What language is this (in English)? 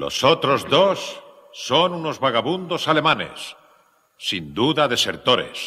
Spanish